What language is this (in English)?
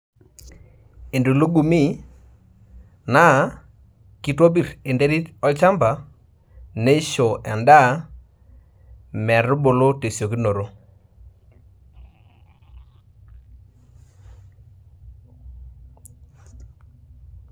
Masai